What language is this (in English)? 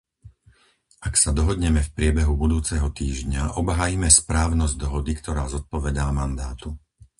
Slovak